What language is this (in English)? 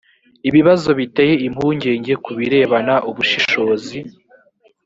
Kinyarwanda